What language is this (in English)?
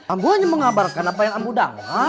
Indonesian